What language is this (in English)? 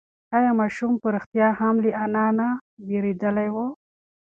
Pashto